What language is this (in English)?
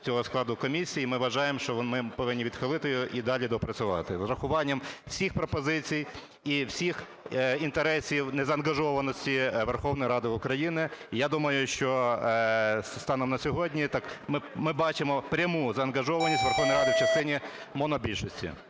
Ukrainian